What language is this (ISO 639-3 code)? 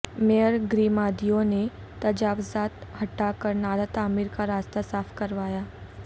urd